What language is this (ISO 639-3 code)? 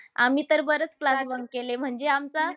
mar